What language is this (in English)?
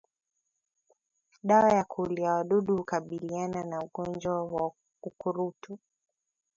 Swahili